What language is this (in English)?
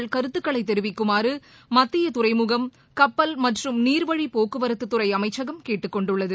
Tamil